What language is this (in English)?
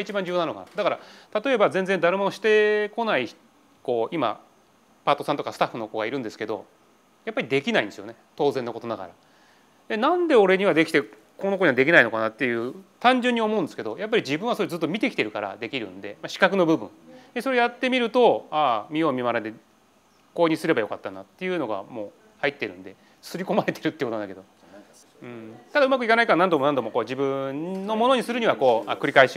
Japanese